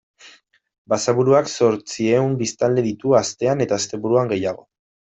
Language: Basque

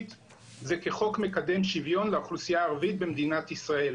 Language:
Hebrew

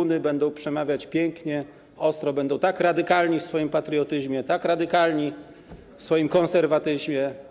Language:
Polish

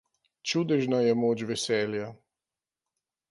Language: Slovenian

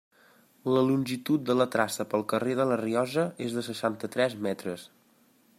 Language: Catalan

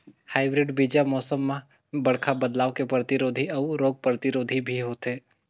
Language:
Chhattisgarhi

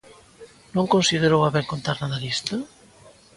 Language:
Galician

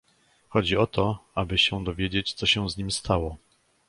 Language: Polish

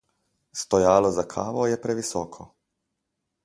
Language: Slovenian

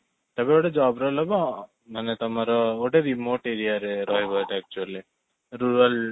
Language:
Odia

